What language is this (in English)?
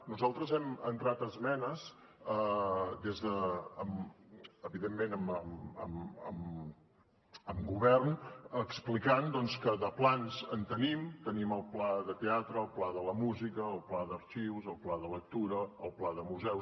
Catalan